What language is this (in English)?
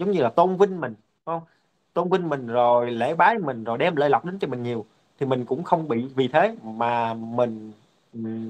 Vietnamese